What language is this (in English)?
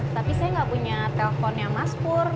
Indonesian